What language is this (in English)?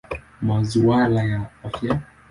Swahili